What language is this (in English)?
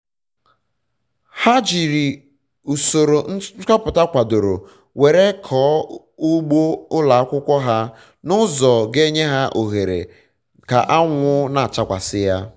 Igbo